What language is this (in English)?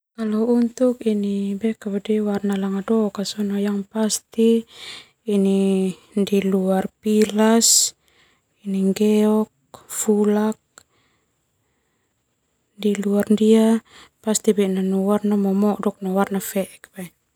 Termanu